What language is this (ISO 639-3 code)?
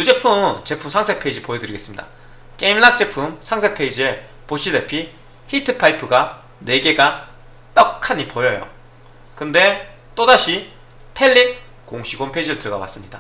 kor